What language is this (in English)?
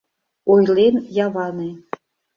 Mari